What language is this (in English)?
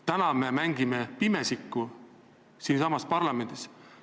Estonian